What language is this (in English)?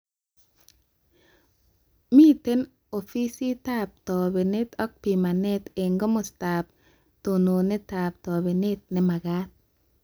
Kalenjin